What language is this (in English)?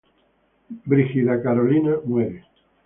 Spanish